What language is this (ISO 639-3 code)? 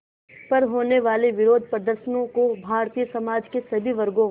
hin